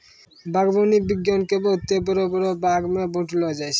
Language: Maithili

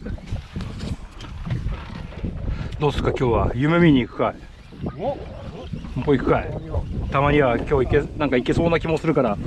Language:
Japanese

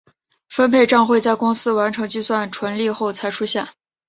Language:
Chinese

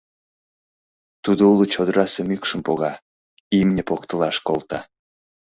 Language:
Mari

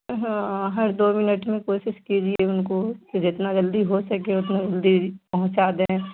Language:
Urdu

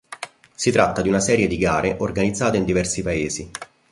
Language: Italian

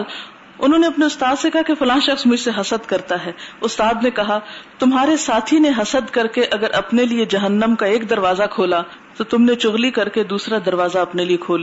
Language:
Urdu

